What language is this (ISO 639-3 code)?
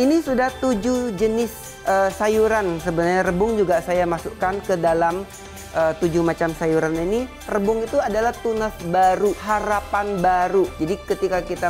ind